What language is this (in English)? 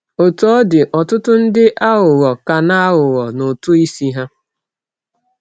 Igbo